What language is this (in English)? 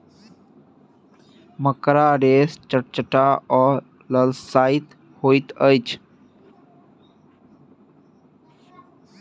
Maithili